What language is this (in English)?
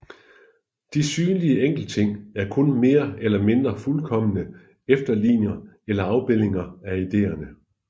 Danish